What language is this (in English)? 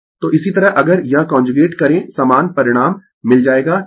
Hindi